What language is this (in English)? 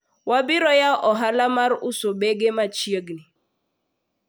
Luo (Kenya and Tanzania)